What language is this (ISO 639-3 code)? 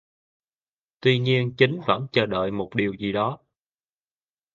vie